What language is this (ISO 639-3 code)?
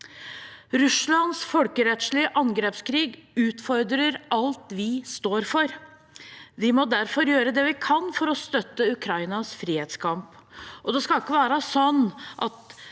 nor